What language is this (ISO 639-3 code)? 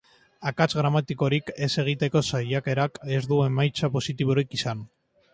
eus